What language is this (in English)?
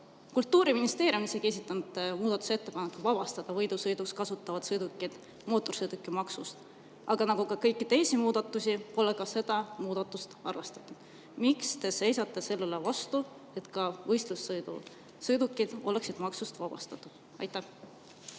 Estonian